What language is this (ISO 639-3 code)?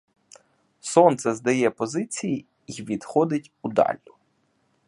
ukr